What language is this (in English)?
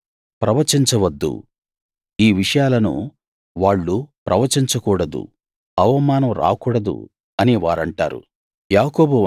Telugu